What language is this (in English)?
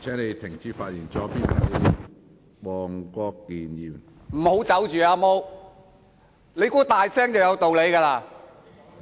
Cantonese